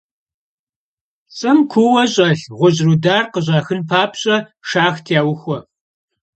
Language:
Kabardian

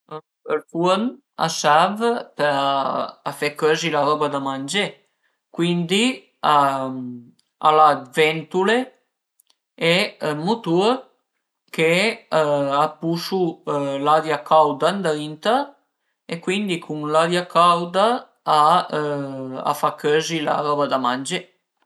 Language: Piedmontese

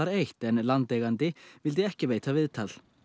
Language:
Icelandic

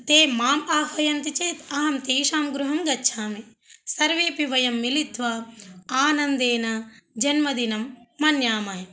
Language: Sanskrit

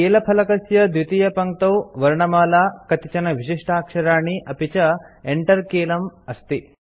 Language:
Sanskrit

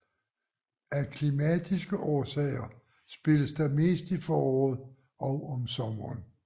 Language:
Danish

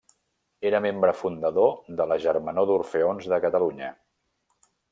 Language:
Catalan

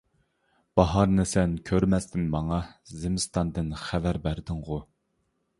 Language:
Uyghur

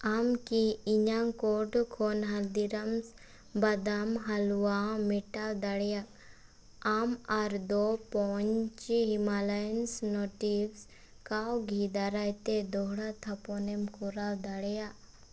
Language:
Santali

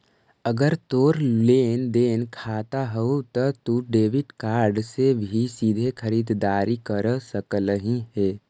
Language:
Magahi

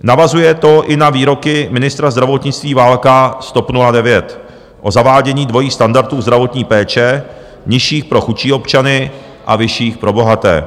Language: Czech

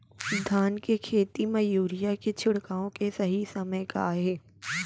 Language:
Chhattisgarhi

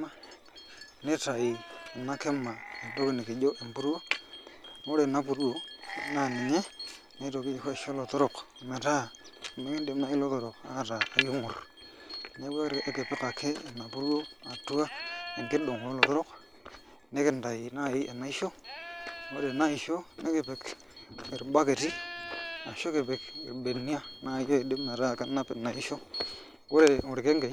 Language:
Masai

